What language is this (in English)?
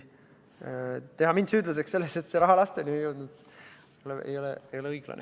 Estonian